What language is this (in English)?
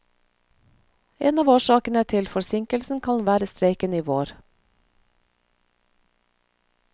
Norwegian